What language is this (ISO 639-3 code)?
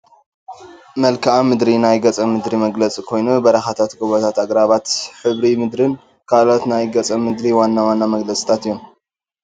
tir